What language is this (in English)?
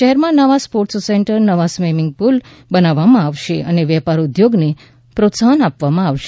Gujarati